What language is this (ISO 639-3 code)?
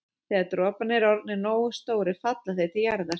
isl